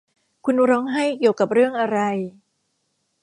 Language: Thai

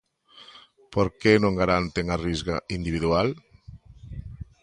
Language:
Galician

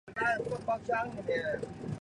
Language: Chinese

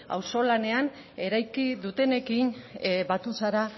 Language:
Basque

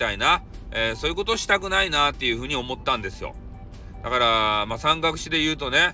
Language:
Japanese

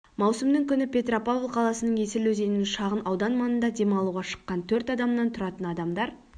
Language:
Kazakh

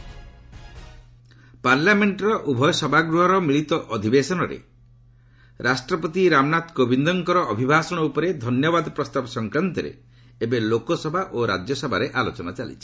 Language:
Odia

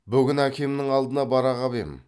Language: Kazakh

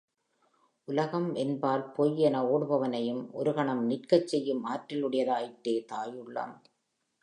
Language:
Tamil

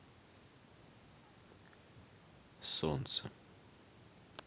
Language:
Russian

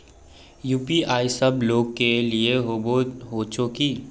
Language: Magahi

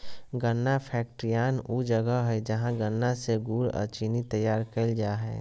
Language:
Magahi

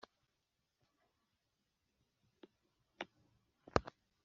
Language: Kinyarwanda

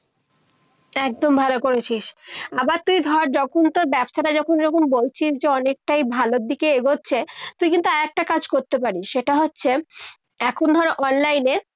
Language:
Bangla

